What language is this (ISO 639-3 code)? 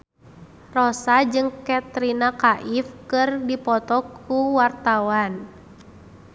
sun